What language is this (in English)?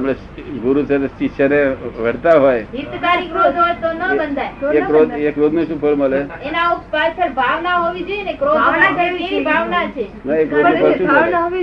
Gujarati